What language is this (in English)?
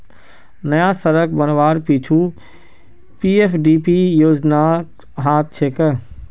Magahi